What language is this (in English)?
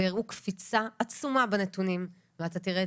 Hebrew